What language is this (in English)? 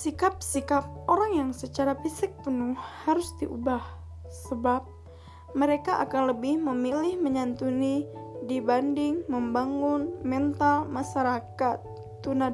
Indonesian